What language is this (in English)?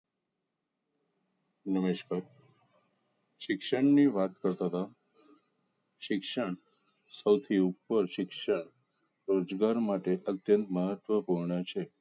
Gujarati